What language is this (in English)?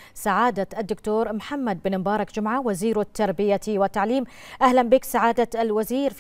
Arabic